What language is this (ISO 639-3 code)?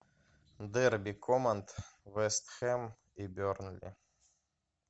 rus